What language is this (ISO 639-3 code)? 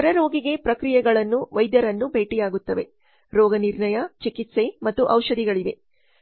kan